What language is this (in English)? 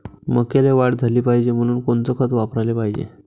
Marathi